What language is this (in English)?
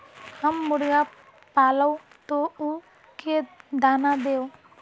Magahi